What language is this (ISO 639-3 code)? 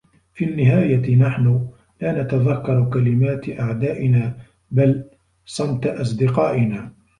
ara